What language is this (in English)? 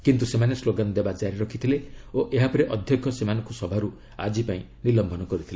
Odia